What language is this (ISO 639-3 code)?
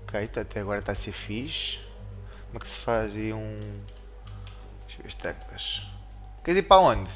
por